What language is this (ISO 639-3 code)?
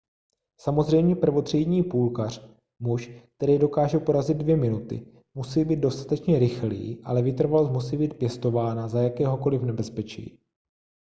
ces